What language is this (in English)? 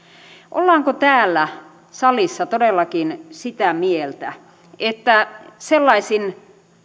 Finnish